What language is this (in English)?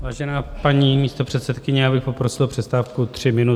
Czech